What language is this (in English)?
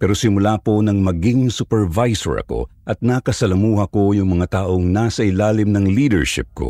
Filipino